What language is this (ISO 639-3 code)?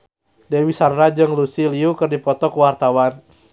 sun